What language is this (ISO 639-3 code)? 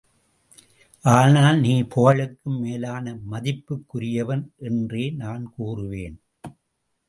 tam